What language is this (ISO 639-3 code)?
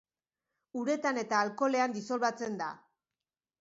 eus